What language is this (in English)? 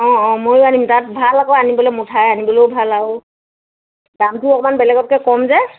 Assamese